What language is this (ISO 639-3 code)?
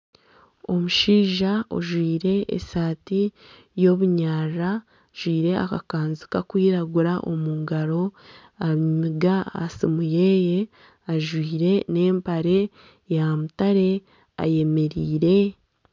nyn